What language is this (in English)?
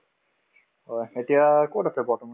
Assamese